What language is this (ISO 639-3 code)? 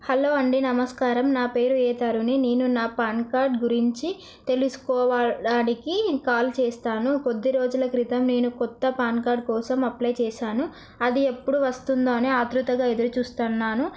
tel